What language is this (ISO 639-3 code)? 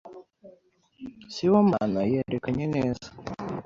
kin